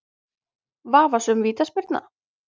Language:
Icelandic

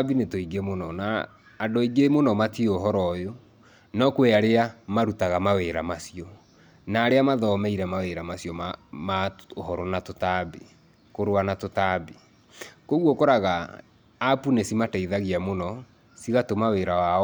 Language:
Kikuyu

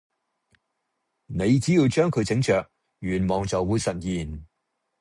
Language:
Cantonese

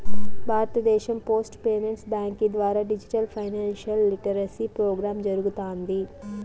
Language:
Telugu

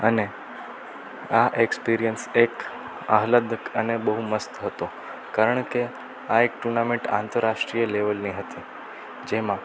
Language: Gujarati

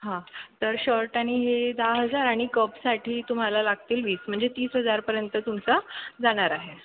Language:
Marathi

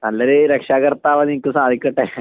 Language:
Malayalam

